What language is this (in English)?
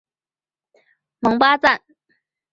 Chinese